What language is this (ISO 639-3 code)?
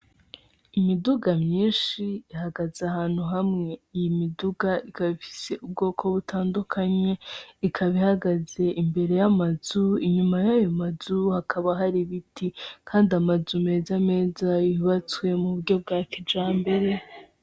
run